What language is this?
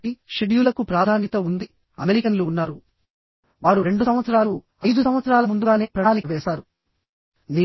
Telugu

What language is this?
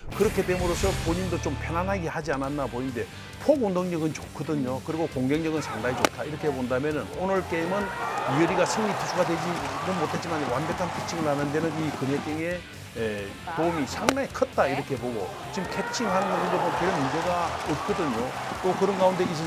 Korean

